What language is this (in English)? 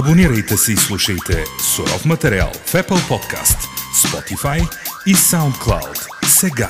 Bulgarian